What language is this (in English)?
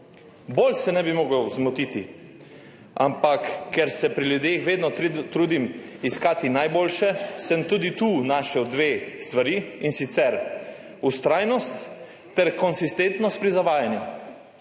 Slovenian